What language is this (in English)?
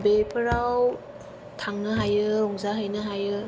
Bodo